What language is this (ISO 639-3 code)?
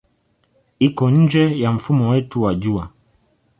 swa